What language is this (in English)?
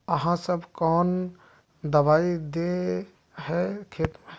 Magahi